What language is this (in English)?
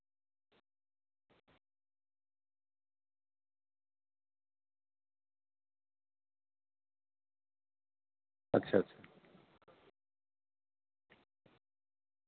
Santali